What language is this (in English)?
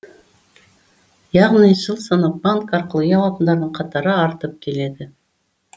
Kazakh